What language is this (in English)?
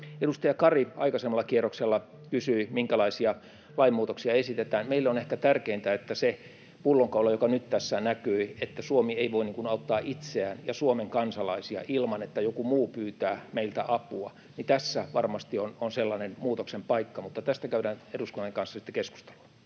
Finnish